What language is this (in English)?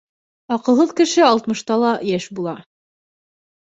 Bashkir